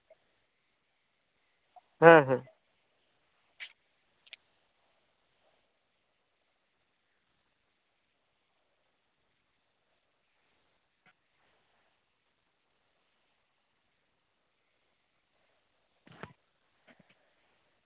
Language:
Santali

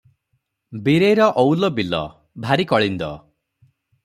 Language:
Odia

